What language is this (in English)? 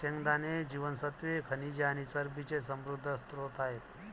Marathi